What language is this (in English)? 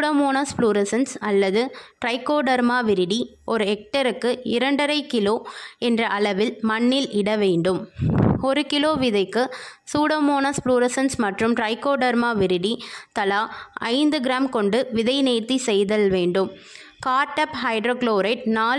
Tamil